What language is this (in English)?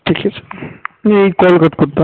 Marathi